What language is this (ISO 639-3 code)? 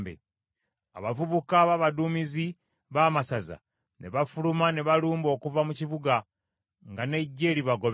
lug